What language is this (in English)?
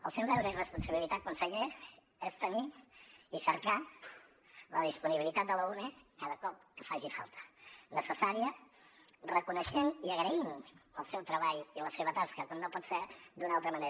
Catalan